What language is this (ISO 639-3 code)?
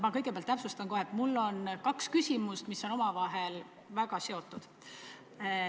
est